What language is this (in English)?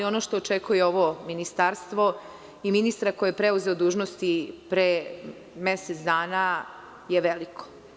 Serbian